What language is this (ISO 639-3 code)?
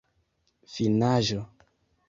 epo